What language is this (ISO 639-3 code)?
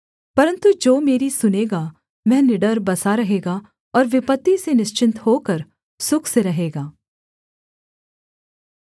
hin